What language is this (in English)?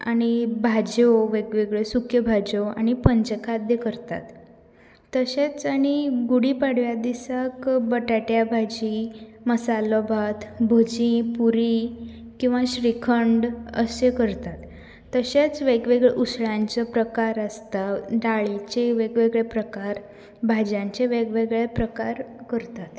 Konkani